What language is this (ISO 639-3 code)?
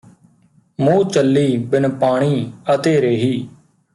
pan